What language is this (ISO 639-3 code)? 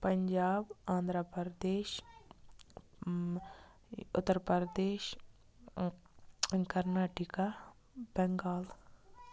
kas